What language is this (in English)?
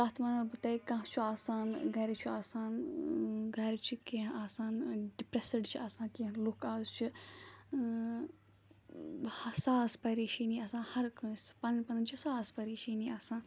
Kashmiri